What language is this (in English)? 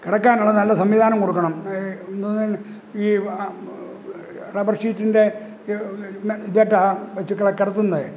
Malayalam